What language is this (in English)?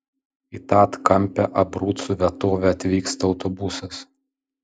Lithuanian